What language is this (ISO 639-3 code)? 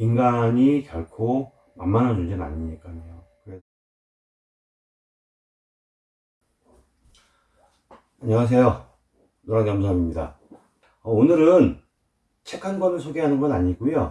kor